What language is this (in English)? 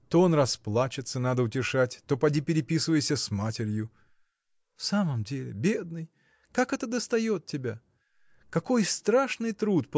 Russian